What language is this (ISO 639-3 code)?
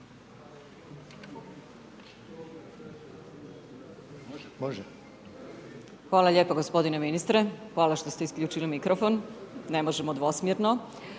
hrv